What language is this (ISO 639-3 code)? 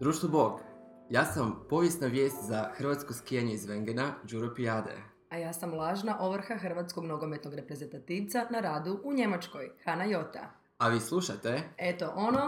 hrv